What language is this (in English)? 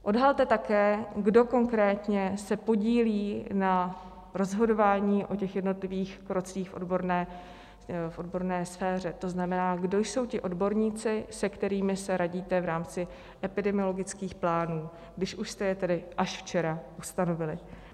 Czech